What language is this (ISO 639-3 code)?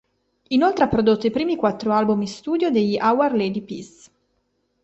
ita